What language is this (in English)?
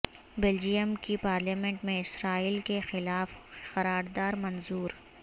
Urdu